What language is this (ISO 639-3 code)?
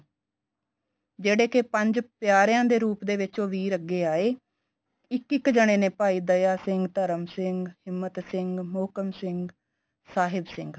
pan